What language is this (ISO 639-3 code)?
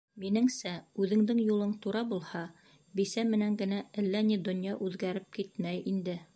bak